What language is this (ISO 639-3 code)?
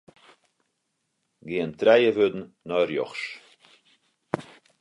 fry